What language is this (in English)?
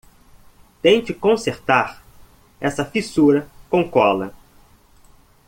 Portuguese